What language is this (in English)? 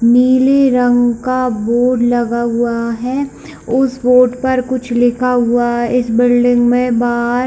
Hindi